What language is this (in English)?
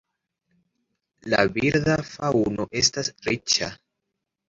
Esperanto